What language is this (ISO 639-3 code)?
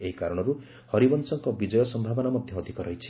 ori